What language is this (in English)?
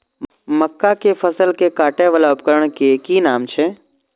Maithili